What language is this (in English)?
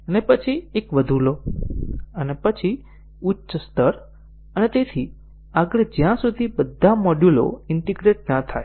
Gujarati